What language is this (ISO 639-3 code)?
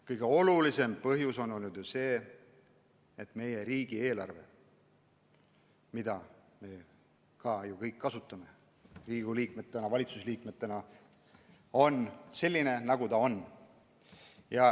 est